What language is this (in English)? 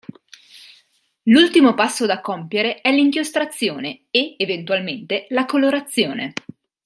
Italian